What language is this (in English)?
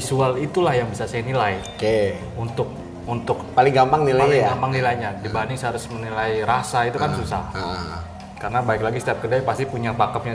Indonesian